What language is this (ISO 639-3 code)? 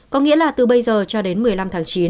vie